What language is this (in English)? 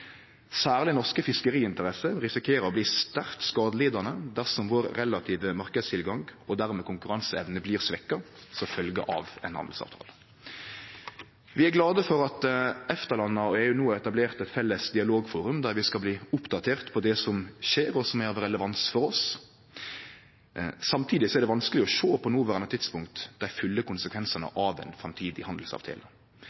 Norwegian Nynorsk